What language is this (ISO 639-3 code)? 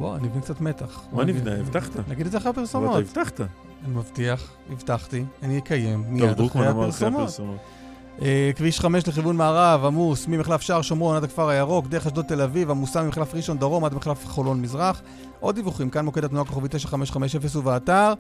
heb